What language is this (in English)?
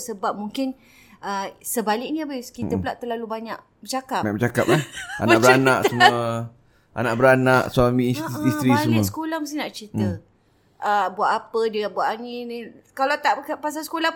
Malay